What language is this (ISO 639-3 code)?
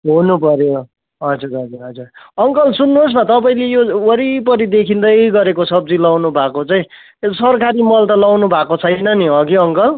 nep